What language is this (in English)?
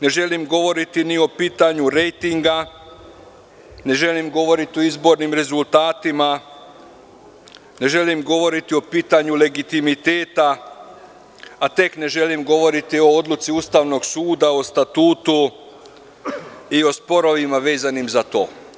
Serbian